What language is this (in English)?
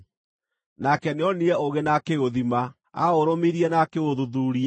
Kikuyu